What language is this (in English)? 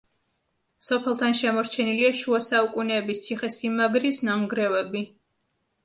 Georgian